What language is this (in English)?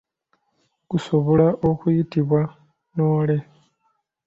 Ganda